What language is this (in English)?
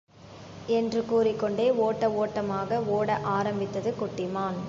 Tamil